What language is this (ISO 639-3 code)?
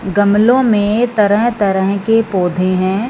hin